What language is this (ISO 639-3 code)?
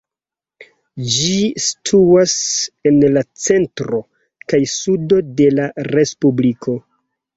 epo